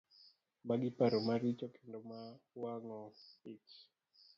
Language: Luo (Kenya and Tanzania)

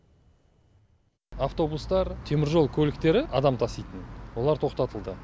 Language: Kazakh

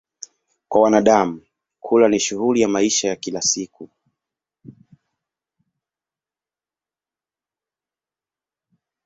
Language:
Swahili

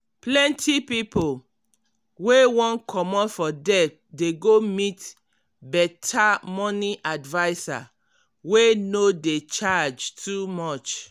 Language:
Nigerian Pidgin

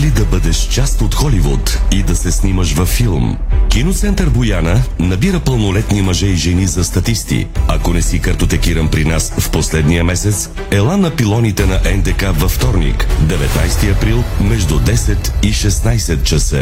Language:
Bulgarian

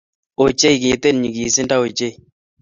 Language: Kalenjin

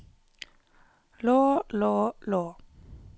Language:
Norwegian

